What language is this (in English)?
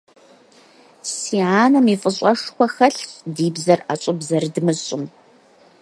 Kabardian